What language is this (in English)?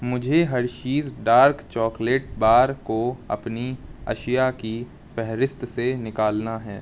Urdu